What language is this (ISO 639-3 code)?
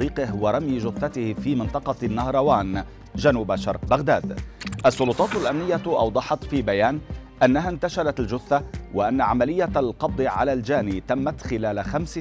ara